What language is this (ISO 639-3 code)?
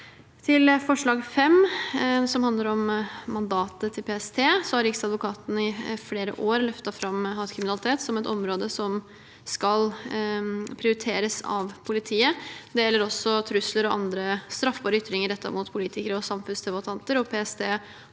nor